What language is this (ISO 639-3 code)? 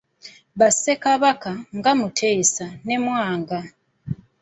lug